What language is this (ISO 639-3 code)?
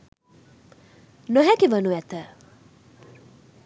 sin